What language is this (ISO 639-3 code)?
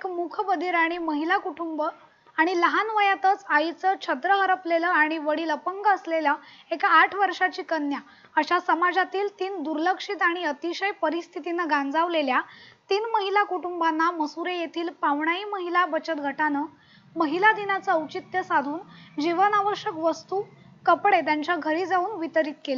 ron